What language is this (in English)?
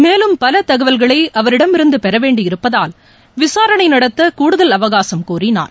Tamil